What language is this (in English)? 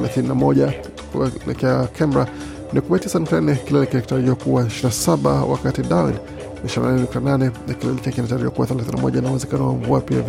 Swahili